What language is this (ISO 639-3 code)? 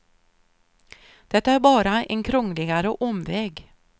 swe